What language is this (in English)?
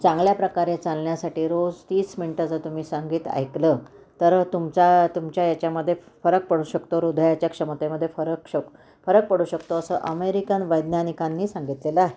Marathi